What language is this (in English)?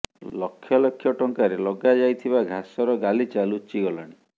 Odia